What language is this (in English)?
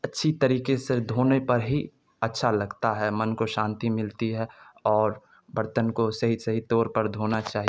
Urdu